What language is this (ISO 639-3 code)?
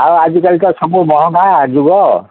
ori